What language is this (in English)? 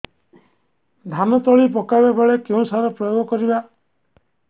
Odia